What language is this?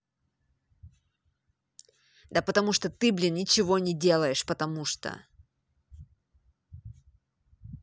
Russian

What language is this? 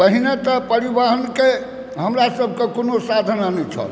Maithili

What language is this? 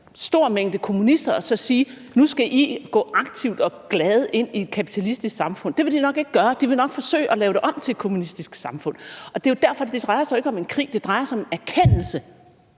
Danish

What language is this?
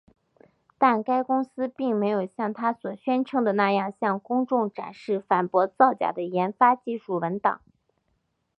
Chinese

